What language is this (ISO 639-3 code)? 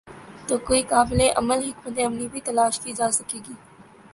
urd